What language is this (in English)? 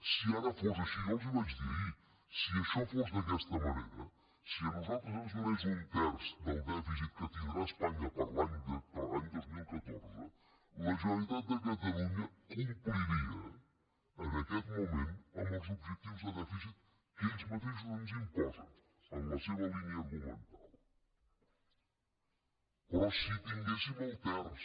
Catalan